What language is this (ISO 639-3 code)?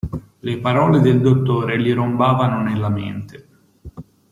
ita